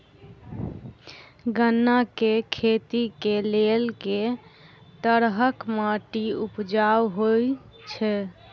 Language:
Maithili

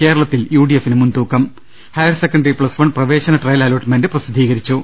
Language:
Malayalam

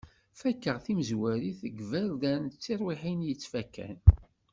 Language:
Kabyle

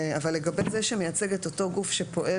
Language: Hebrew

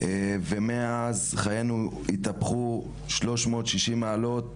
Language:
Hebrew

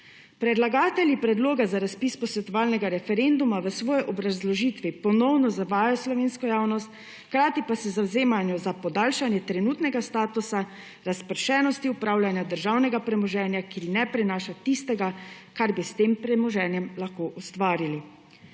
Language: Slovenian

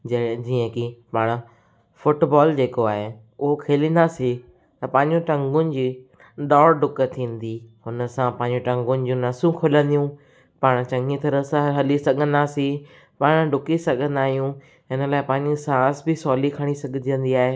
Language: Sindhi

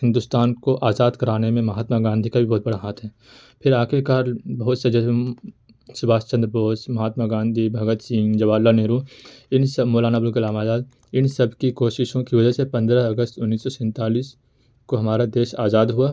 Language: Urdu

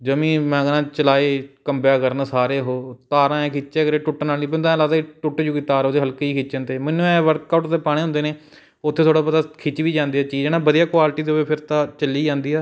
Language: Punjabi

